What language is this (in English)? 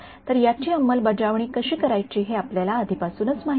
Marathi